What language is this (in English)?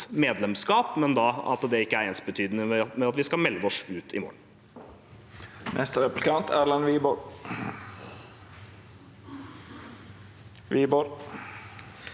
Norwegian